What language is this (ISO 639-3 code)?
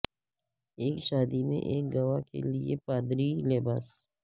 urd